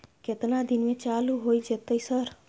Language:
Maithili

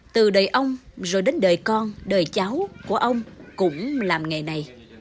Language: Vietnamese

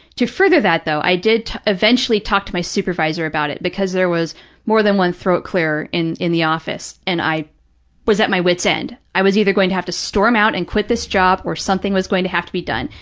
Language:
English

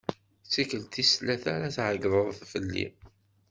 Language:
Kabyle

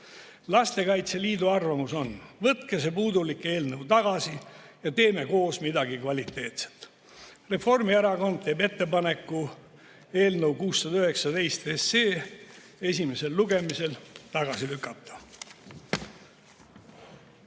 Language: Estonian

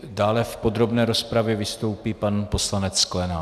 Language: Czech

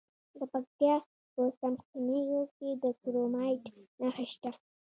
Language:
Pashto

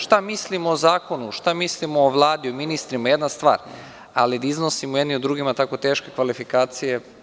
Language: Serbian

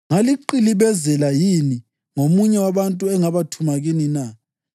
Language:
North Ndebele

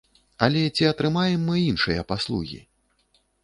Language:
Belarusian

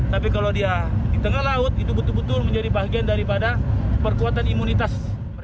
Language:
Indonesian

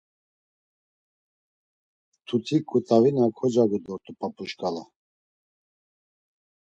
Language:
Laz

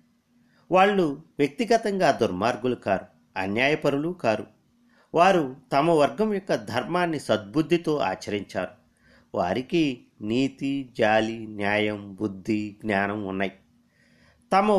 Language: Telugu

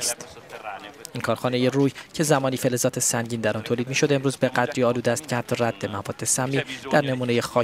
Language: Persian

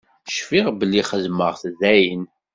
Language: Kabyle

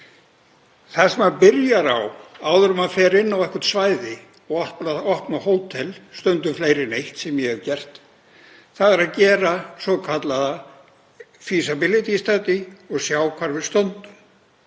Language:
Icelandic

